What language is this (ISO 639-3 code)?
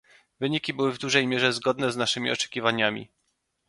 pol